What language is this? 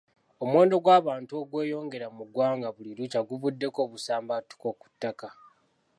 Ganda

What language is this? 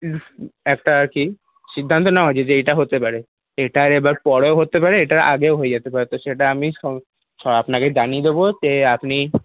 Bangla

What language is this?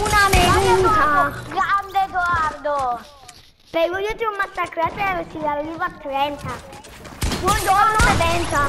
Italian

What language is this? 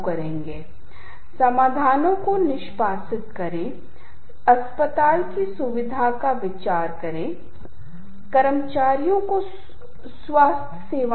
Hindi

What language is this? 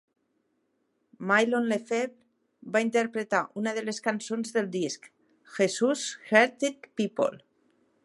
Catalan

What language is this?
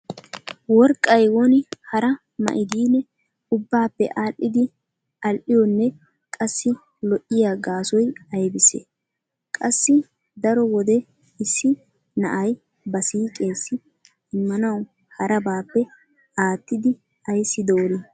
Wolaytta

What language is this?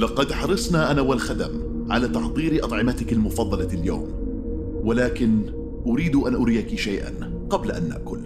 Arabic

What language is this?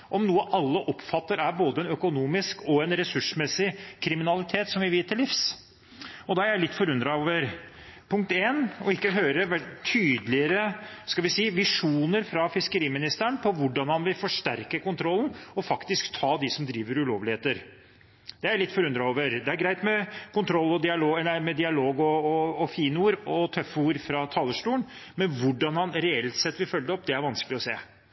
Norwegian Bokmål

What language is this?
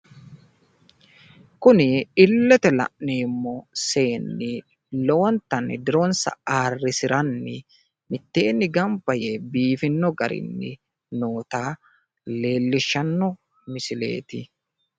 Sidamo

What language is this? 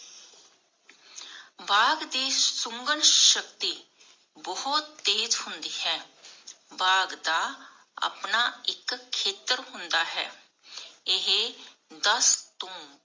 Punjabi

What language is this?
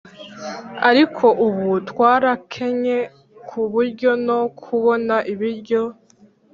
Kinyarwanda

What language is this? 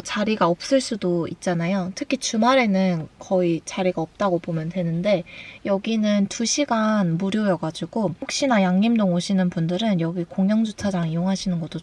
Korean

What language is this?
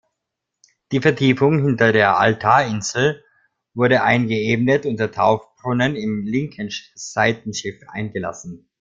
German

